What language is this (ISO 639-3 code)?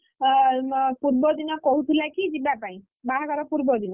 ori